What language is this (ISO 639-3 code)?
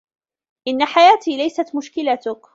ara